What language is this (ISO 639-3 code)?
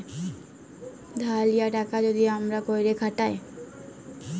ben